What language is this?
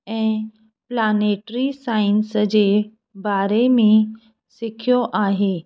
Sindhi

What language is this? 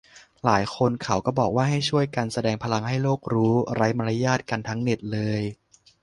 Thai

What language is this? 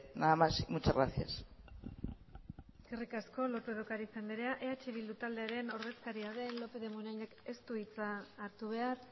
Basque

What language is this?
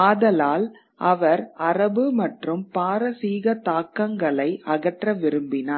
Tamil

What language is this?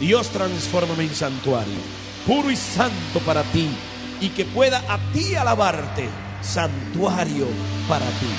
Spanish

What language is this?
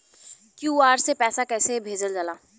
Bhojpuri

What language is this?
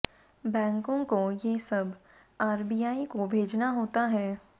Hindi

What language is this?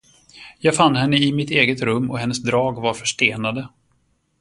Swedish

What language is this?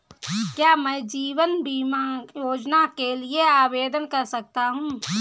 Hindi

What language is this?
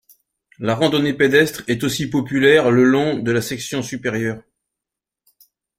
French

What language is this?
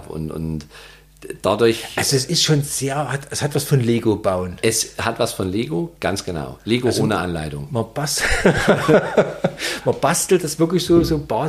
German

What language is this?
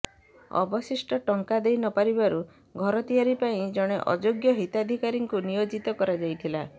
Odia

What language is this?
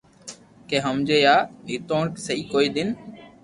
Loarki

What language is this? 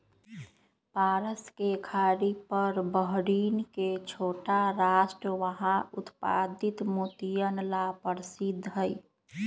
Magahi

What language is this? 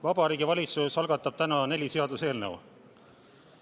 Estonian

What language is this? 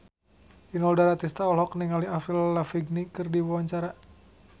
Sundanese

